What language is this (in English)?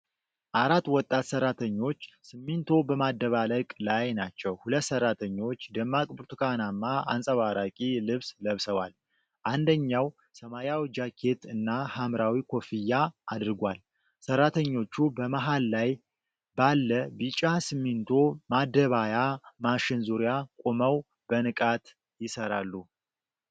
Amharic